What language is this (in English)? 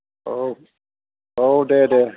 Bodo